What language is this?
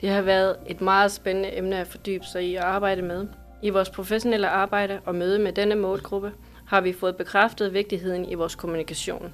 Danish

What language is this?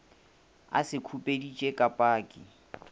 Northern Sotho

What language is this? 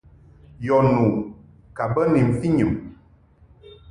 Mungaka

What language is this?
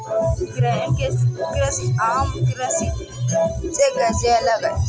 Hindi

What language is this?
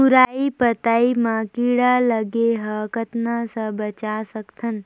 Chhattisgarhi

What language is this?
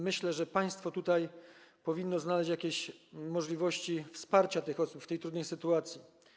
Polish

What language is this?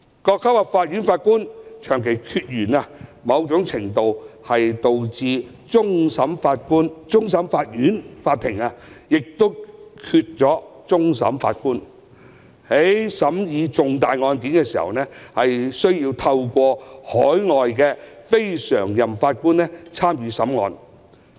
Cantonese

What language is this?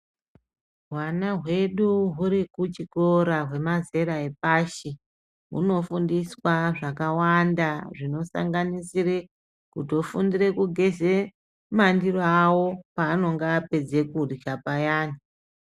Ndau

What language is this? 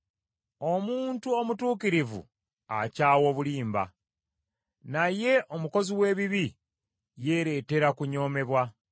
Ganda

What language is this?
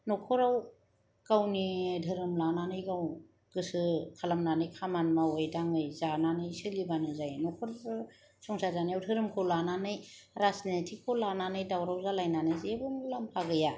Bodo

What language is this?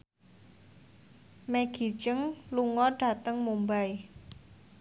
Javanese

